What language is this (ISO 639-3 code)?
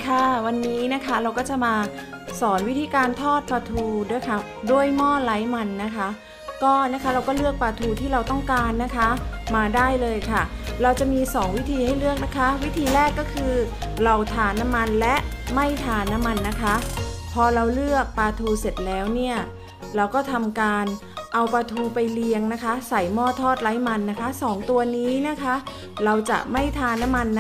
tha